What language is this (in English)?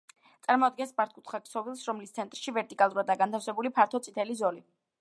Georgian